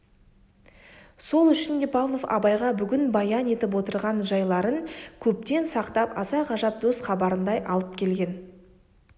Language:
Kazakh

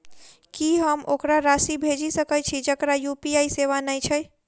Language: Maithili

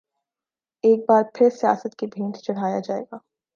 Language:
Urdu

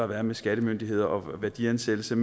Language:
Danish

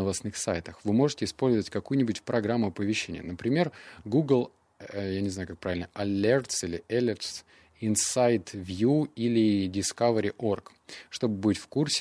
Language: Russian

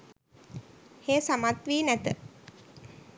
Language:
Sinhala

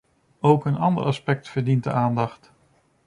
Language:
Dutch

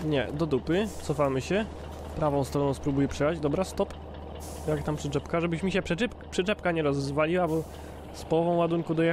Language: Polish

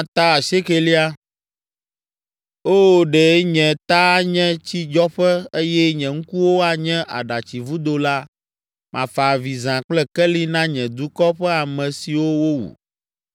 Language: Ewe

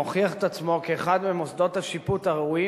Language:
Hebrew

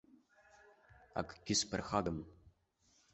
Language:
Abkhazian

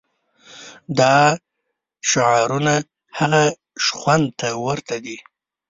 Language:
Pashto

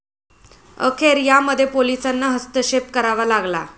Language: Marathi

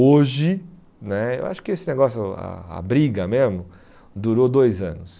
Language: Portuguese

